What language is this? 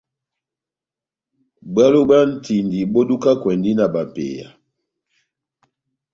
Batanga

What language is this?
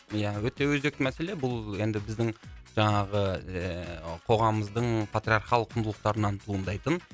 Kazakh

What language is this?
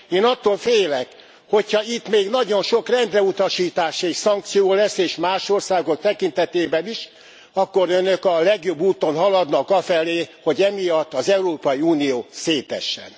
Hungarian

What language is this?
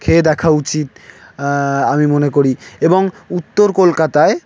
Bangla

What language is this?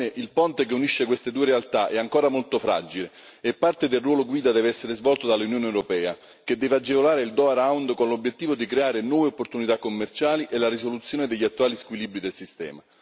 Italian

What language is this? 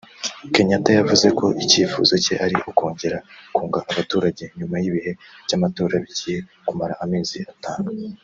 Kinyarwanda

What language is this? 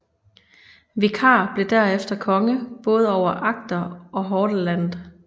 Danish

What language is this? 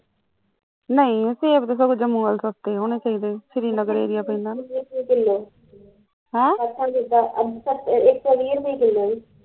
Punjabi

